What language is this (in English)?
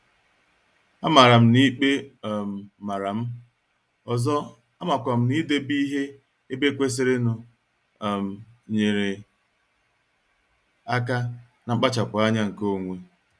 Igbo